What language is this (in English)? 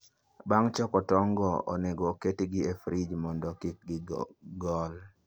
Luo (Kenya and Tanzania)